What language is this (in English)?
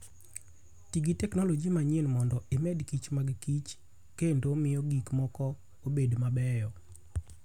Luo (Kenya and Tanzania)